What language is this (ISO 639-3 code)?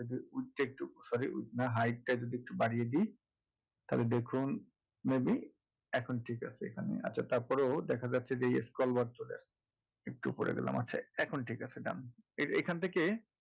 ben